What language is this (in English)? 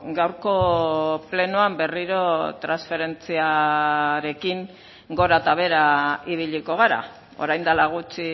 Basque